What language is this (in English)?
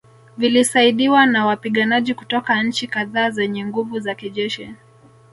Swahili